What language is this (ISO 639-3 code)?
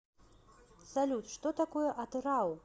rus